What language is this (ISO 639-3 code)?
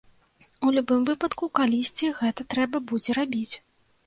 bel